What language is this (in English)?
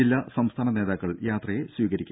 Malayalam